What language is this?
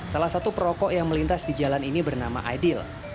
Indonesian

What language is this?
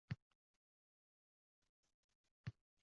Uzbek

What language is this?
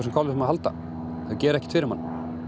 Icelandic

